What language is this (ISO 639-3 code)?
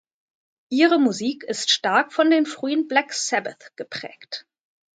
deu